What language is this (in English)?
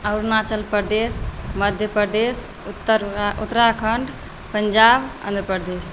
Maithili